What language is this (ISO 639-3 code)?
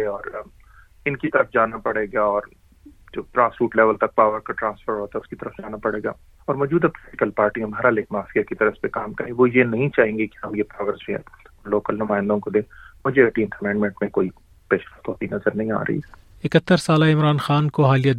urd